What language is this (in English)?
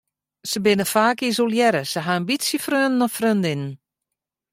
Western Frisian